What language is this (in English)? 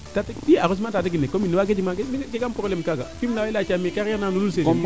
Serer